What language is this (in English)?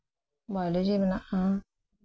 Santali